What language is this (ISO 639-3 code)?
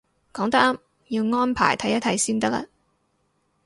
yue